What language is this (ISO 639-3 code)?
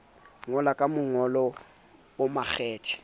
sot